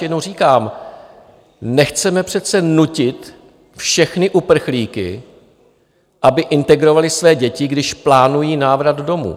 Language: Czech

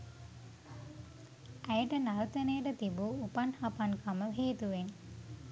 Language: Sinhala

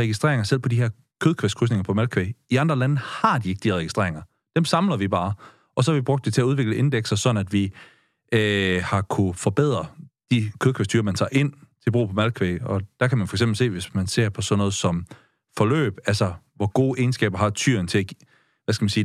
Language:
Danish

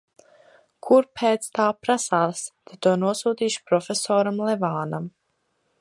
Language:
Latvian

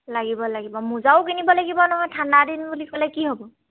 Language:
Assamese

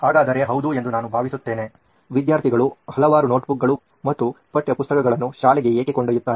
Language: Kannada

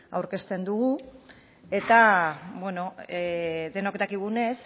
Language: Basque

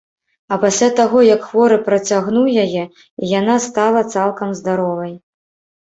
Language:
Belarusian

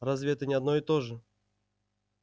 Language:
Russian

